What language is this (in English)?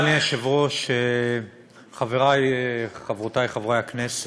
Hebrew